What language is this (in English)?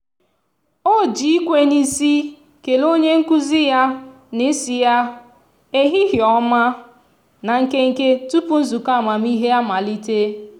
Igbo